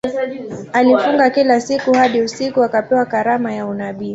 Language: Swahili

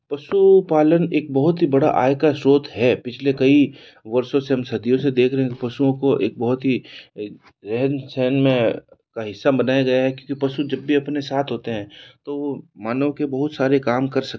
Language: Hindi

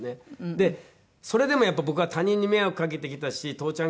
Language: Japanese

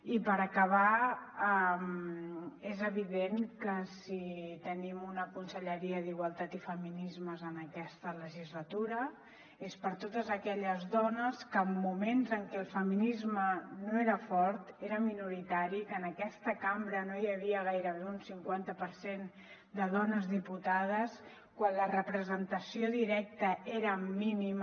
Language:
Catalan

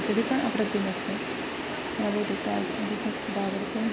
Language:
Marathi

